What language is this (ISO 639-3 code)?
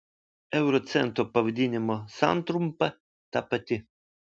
lit